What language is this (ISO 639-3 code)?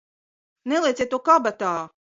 lav